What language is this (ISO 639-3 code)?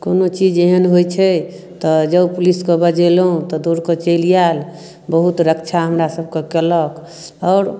mai